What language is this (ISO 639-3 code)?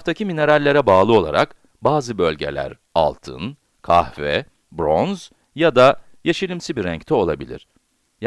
tur